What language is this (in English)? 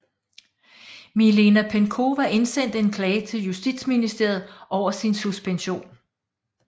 Danish